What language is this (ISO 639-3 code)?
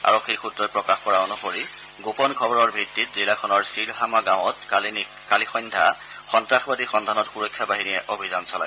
asm